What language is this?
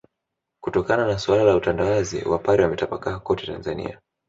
Swahili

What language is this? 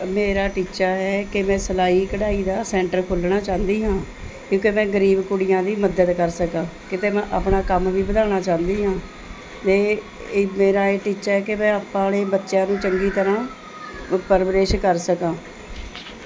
Punjabi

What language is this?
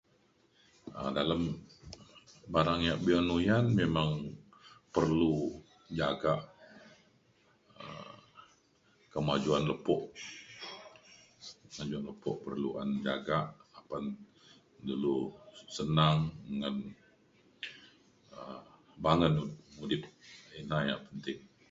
Mainstream Kenyah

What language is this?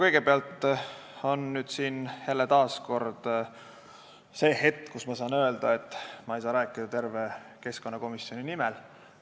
Estonian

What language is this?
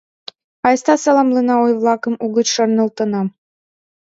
Mari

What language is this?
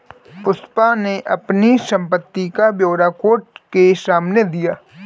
Hindi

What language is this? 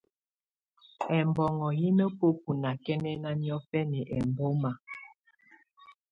Tunen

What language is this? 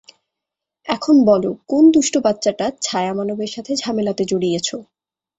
Bangla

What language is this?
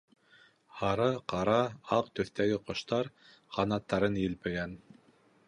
Bashkir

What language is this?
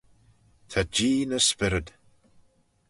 Manx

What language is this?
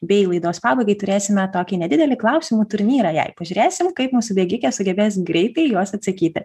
Lithuanian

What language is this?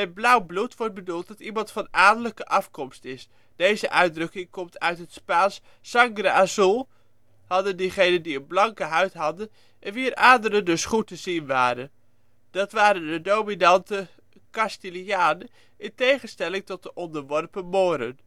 Dutch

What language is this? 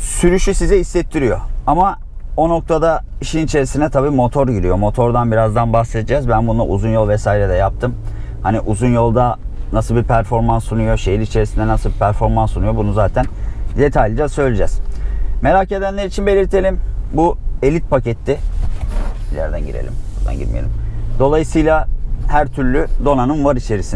Turkish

